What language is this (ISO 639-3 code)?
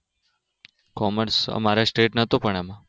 guj